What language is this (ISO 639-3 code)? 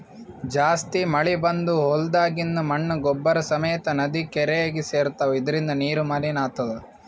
kan